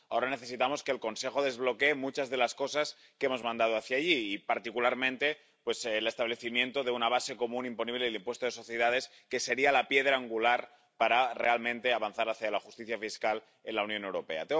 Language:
Spanish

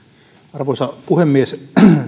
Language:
Finnish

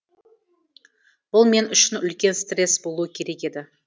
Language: Kazakh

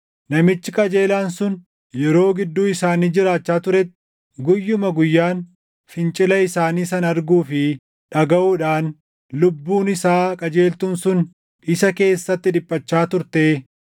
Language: Oromo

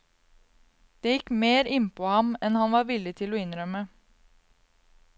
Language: Norwegian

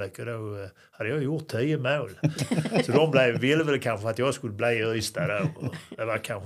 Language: Swedish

